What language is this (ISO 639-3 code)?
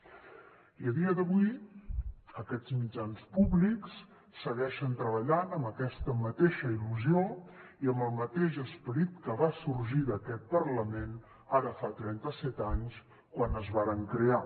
cat